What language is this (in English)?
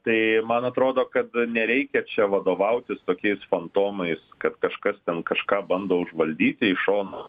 Lithuanian